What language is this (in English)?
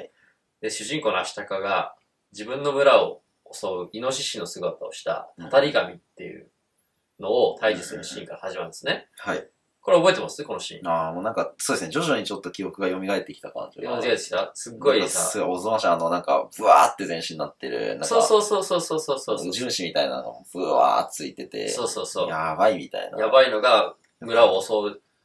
Japanese